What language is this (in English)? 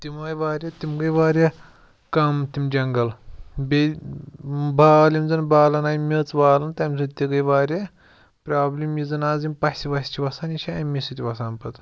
Kashmiri